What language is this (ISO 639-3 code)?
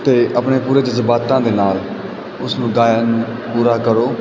pan